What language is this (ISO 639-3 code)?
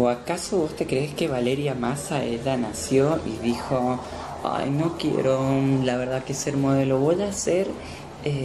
spa